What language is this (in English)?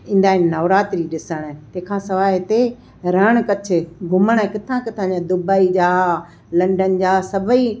Sindhi